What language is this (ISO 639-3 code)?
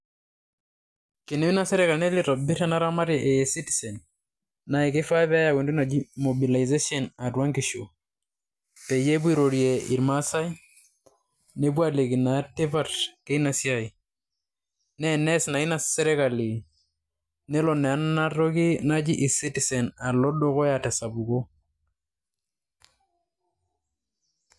mas